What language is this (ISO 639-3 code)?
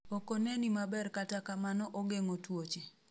luo